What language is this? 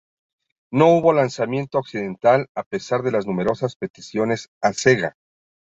Spanish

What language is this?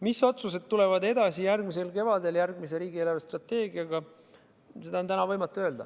Estonian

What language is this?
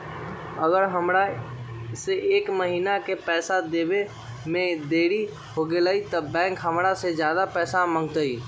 Magahi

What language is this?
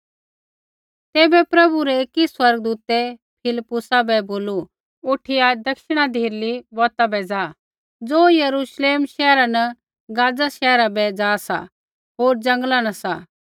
Kullu Pahari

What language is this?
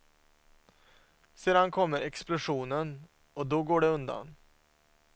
Swedish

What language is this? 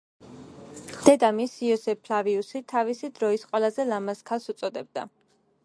Georgian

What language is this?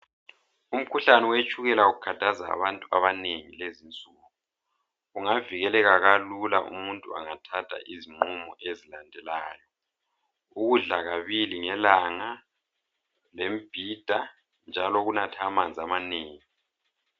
North Ndebele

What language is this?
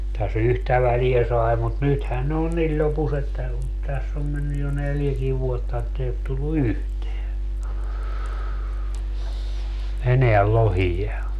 Finnish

